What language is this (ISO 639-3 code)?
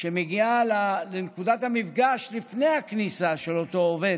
heb